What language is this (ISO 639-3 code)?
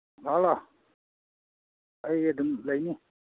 mni